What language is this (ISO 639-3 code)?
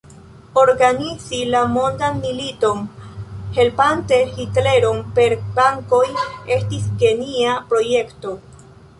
epo